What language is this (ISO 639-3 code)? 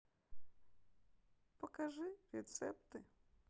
rus